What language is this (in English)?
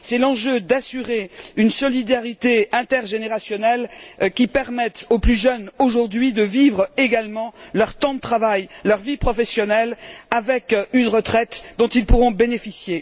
French